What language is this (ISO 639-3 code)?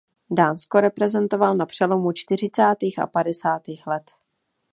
ces